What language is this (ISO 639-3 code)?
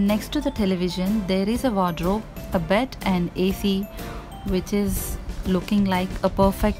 eng